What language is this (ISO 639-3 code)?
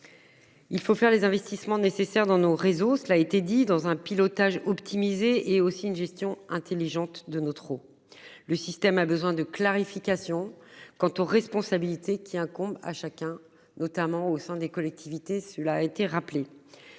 fra